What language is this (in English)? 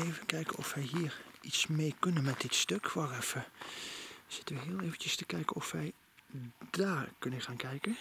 Dutch